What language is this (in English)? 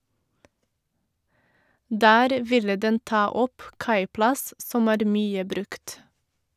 Norwegian